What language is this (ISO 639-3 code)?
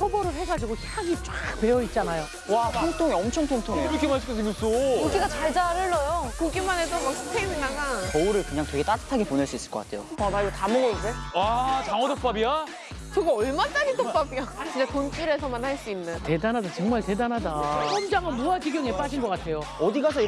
kor